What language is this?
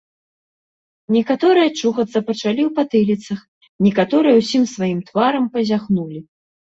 Belarusian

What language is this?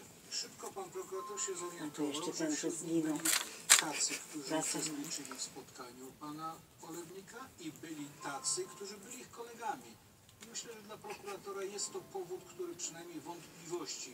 Polish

